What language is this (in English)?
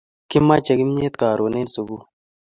Kalenjin